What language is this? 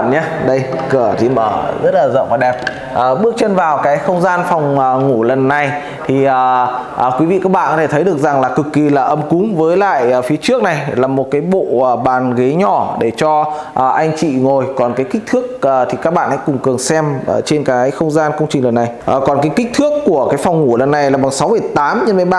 Vietnamese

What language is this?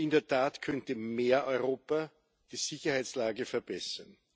German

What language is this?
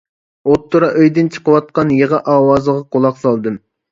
Uyghur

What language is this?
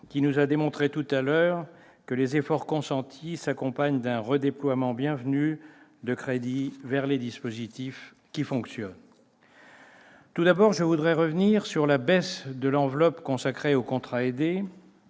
French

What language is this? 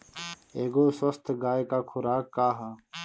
Bhojpuri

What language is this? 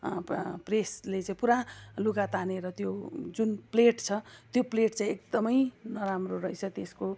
Nepali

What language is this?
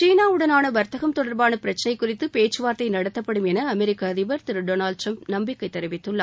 Tamil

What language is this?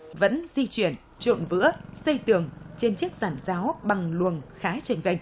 Vietnamese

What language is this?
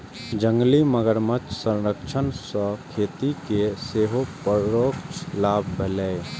Maithili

